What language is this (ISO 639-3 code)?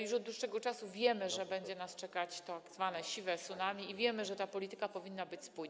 pol